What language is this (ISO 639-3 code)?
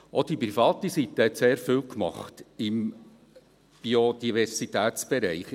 gsw